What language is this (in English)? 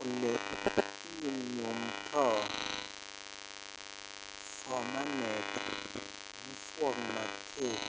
Kalenjin